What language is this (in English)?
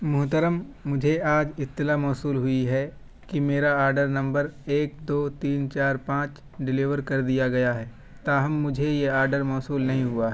Urdu